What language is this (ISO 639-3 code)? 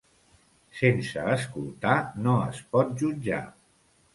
cat